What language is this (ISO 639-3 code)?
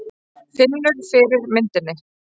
isl